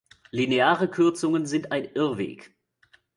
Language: German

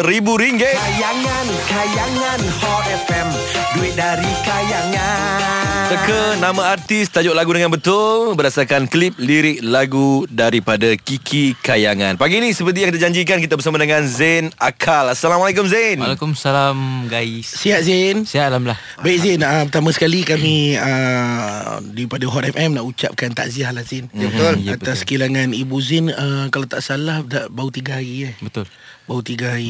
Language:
Malay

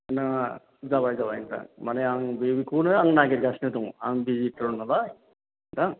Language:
Bodo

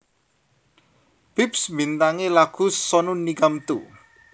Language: Javanese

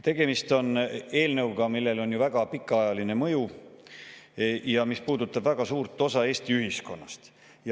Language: Estonian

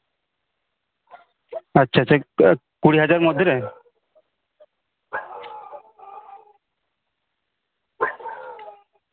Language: Santali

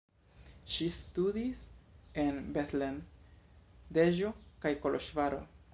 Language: Esperanto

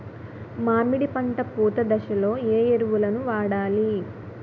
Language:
Telugu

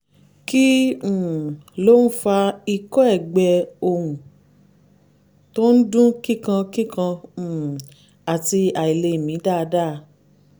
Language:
Yoruba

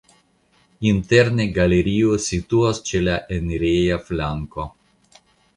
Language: Esperanto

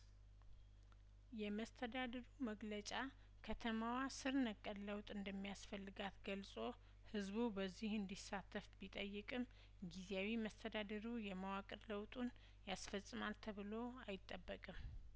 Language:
Amharic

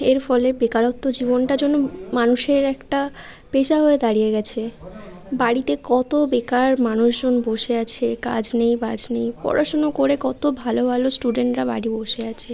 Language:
Bangla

